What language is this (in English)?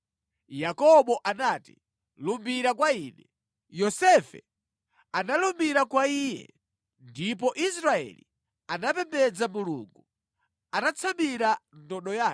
Nyanja